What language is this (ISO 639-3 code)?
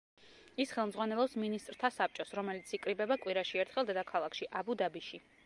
kat